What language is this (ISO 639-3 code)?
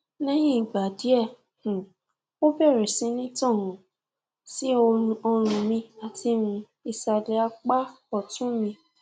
yor